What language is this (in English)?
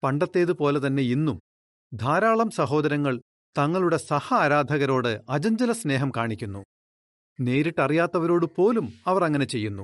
Malayalam